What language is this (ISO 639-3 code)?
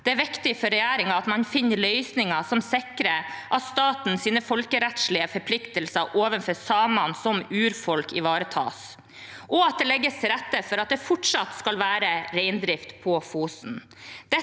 nor